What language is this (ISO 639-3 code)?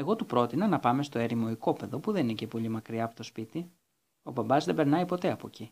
ell